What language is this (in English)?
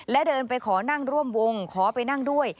Thai